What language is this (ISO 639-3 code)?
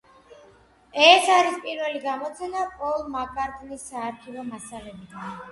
kat